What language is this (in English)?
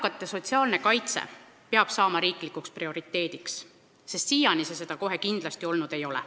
Estonian